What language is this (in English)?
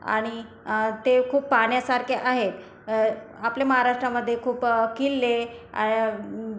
Marathi